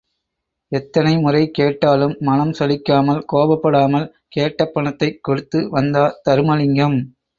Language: Tamil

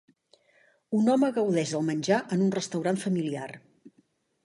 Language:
Catalan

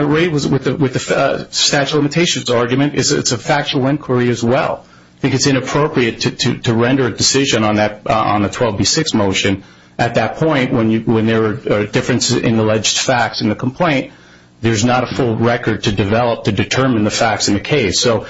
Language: English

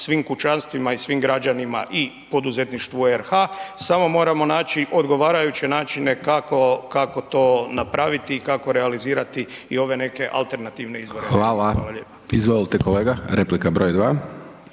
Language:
Croatian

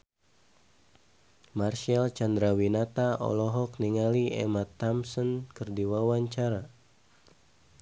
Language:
Sundanese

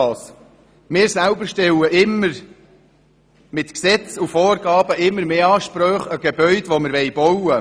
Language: Swiss German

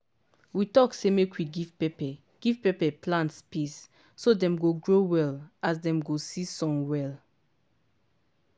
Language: Nigerian Pidgin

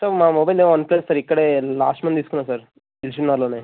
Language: Telugu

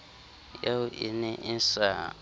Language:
Southern Sotho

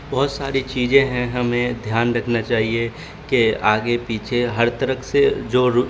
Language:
Urdu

